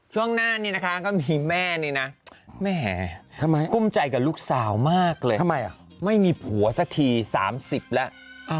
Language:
Thai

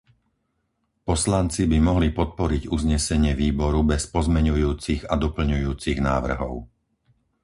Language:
Slovak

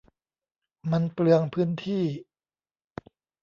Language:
Thai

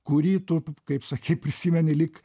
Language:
Lithuanian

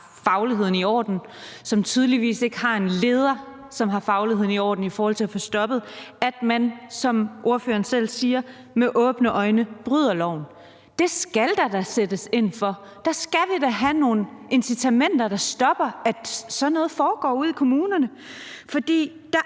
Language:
Danish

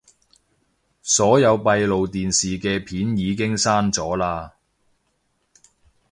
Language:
Cantonese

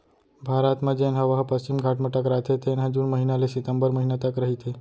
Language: Chhattisgarhi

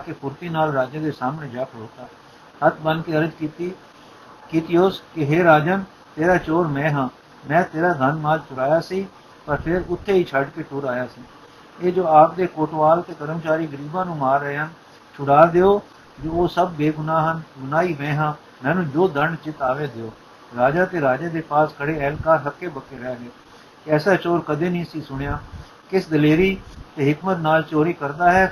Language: Punjabi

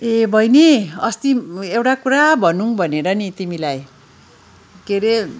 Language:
Nepali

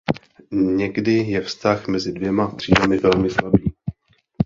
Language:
Czech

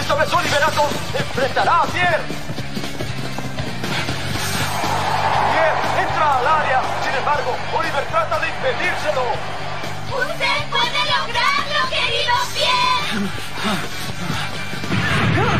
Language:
Spanish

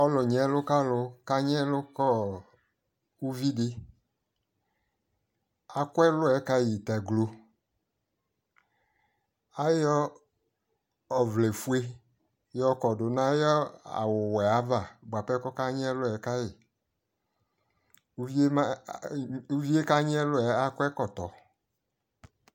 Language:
Ikposo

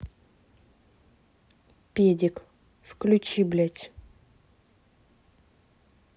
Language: Russian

